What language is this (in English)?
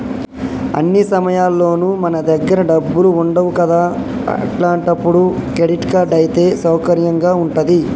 Telugu